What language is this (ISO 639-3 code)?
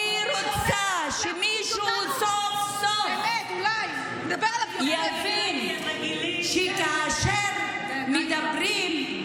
heb